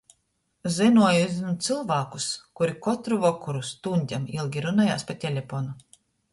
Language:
Latgalian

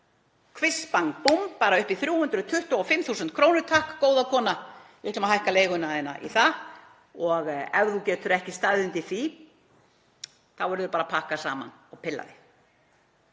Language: Icelandic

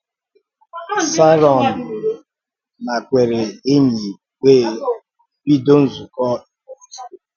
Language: Igbo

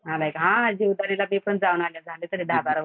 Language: Marathi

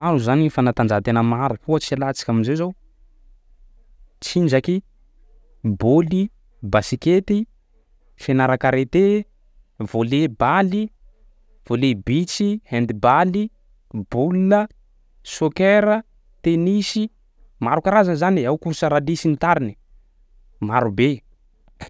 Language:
Sakalava Malagasy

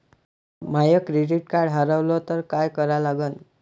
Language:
Marathi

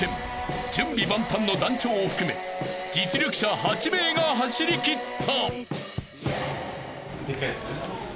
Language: Japanese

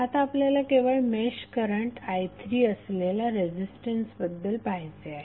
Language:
Marathi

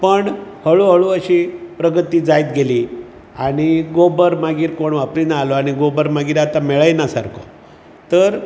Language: Konkani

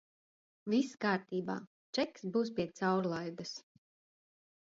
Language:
Latvian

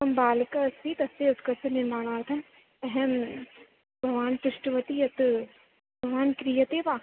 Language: Sanskrit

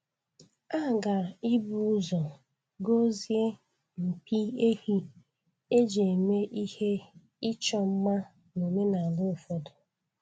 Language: Igbo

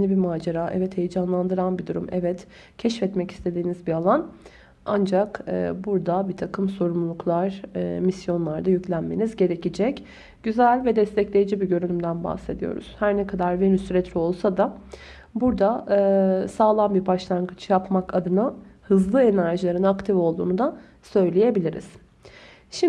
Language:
Turkish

